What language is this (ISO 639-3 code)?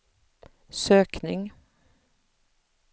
swe